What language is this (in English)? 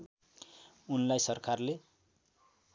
Nepali